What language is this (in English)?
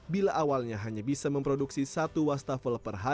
Indonesian